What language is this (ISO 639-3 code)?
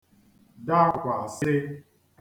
ibo